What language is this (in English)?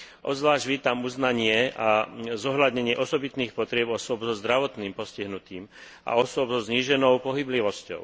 Slovak